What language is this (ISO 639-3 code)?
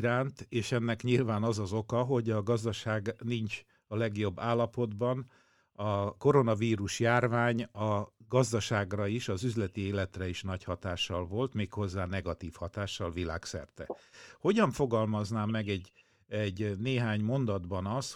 hun